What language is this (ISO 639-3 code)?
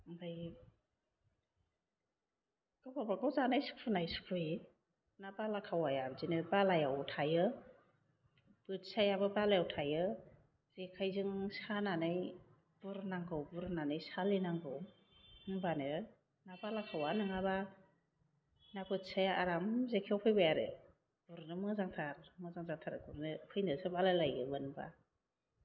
brx